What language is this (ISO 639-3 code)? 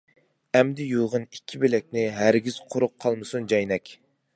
uig